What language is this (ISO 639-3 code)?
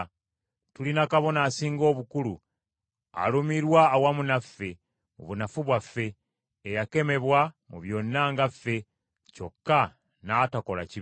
lug